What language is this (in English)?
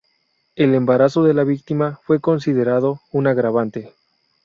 Spanish